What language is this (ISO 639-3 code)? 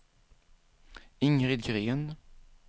swe